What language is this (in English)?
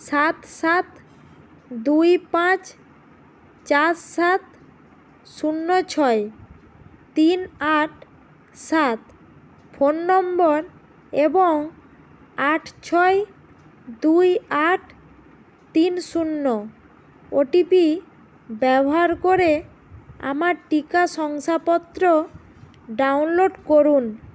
Bangla